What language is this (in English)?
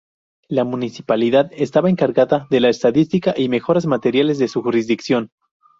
Spanish